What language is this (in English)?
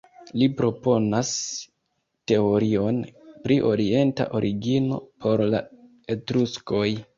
Esperanto